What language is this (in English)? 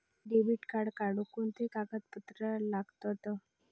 Marathi